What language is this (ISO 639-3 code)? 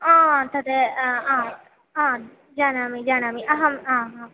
san